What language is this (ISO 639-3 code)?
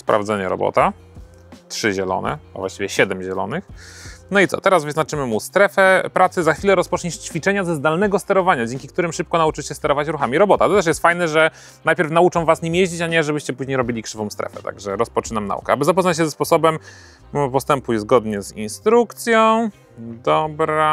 pol